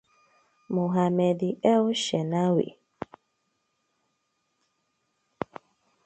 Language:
Igbo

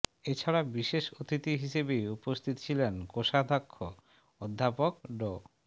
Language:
Bangla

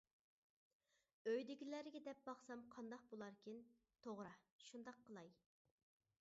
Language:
Uyghur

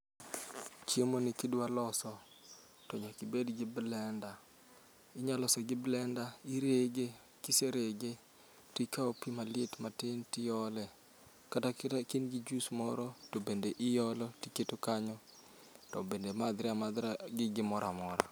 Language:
Luo (Kenya and Tanzania)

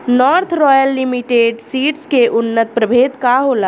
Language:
Bhojpuri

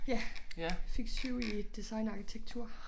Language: Danish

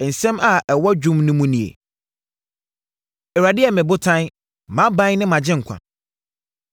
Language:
Akan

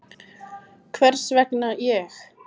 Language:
Icelandic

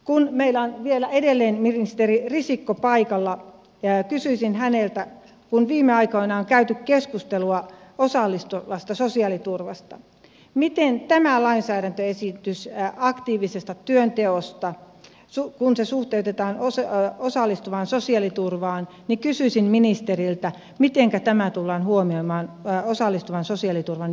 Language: Finnish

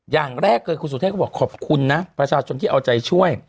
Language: Thai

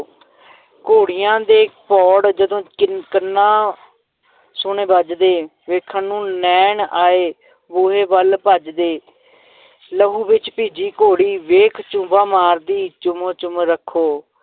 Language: Punjabi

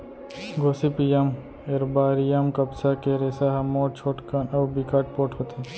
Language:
Chhattisgarhi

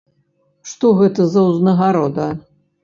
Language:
Belarusian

